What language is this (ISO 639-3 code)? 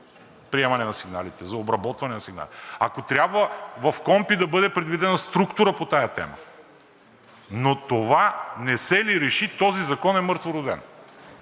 bul